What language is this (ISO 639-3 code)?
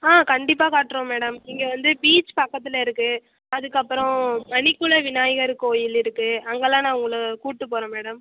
tam